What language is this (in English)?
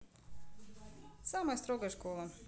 Russian